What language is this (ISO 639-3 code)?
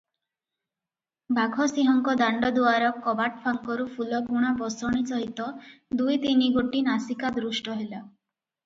ori